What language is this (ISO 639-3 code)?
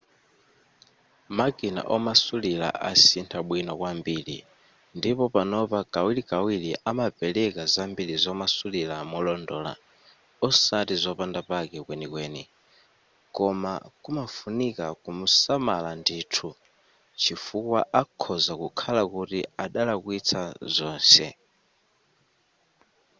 nya